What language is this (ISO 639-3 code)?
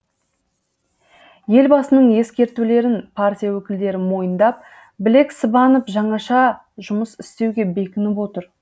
kaz